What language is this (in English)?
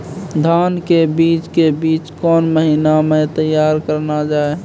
Maithili